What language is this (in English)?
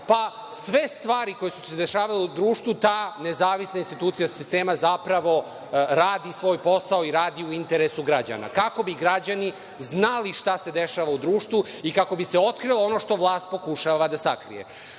Serbian